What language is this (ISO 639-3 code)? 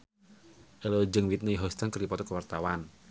sun